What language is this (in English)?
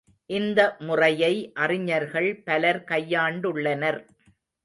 Tamil